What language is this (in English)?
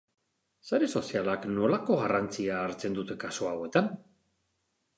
Basque